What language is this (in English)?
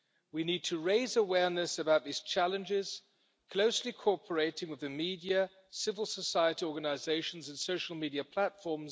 English